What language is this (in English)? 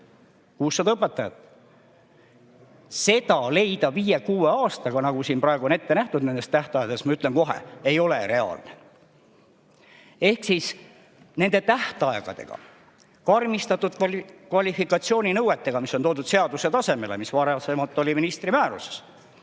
Estonian